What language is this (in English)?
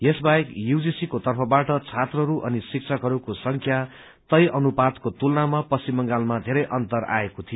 Nepali